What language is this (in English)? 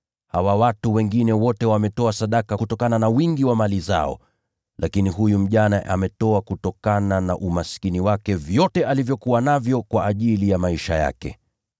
Swahili